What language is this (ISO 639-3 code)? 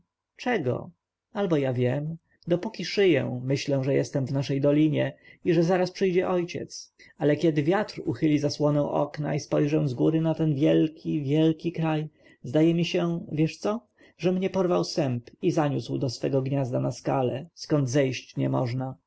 pol